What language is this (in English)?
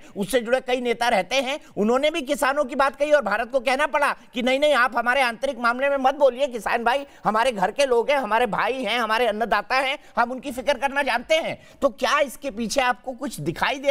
Hindi